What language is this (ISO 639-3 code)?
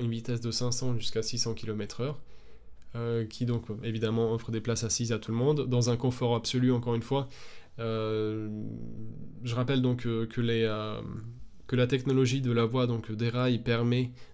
fra